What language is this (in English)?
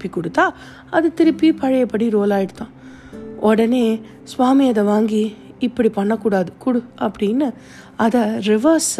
Tamil